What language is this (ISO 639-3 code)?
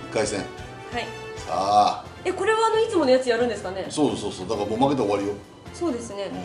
jpn